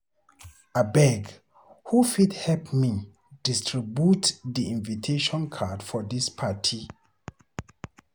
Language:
Nigerian Pidgin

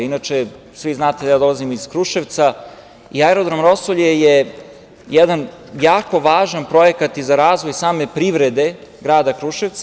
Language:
Serbian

